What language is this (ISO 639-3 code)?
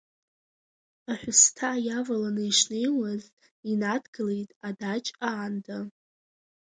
abk